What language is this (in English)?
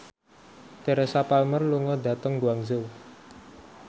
Javanese